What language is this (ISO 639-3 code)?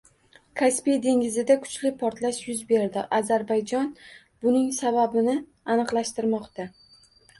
uzb